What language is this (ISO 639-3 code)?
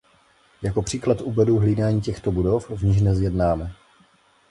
ces